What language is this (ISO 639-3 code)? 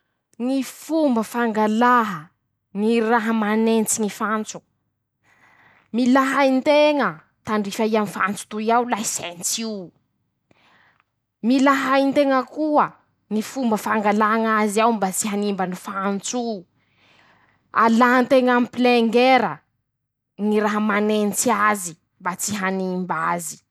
msh